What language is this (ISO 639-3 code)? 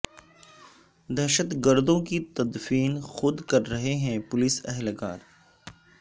urd